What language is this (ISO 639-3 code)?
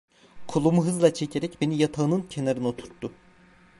tur